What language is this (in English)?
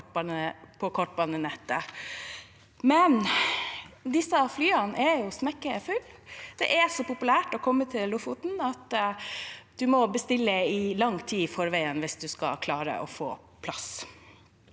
Norwegian